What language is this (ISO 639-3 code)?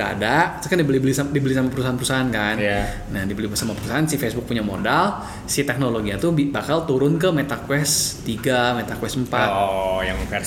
ind